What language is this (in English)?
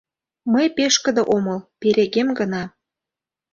Mari